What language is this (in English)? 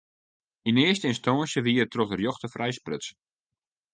Western Frisian